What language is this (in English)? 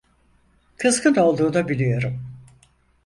Turkish